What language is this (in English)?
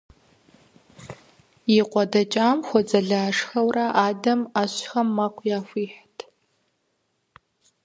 Kabardian